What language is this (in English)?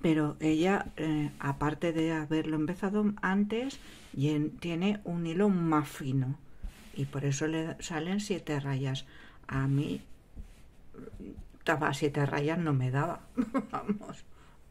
Spanish